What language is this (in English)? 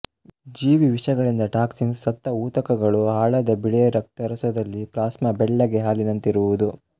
Kannada